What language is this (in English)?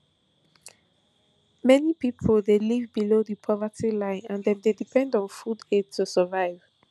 Nigerian Pidgin